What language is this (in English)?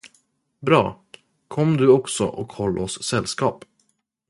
Swedish